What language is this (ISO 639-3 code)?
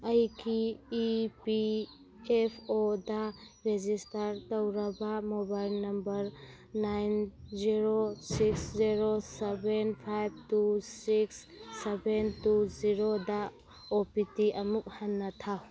mni